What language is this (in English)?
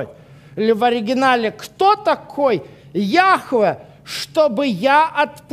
Russian